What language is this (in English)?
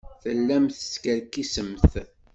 Kabyle